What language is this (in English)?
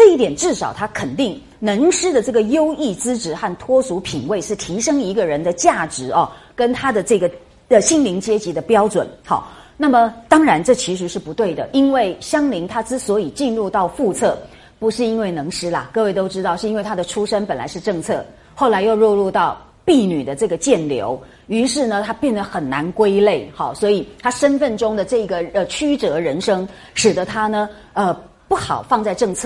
Chinese